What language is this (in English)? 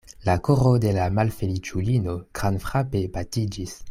Esperanto